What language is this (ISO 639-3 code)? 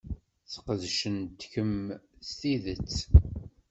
kab